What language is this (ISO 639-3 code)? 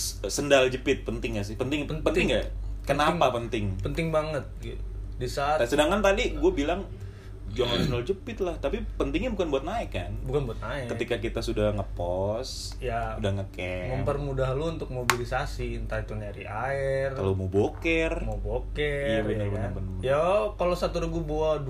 ind